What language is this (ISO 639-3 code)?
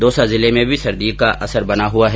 hin